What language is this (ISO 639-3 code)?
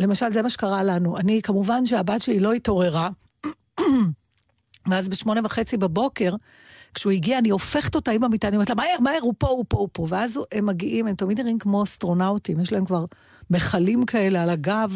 heb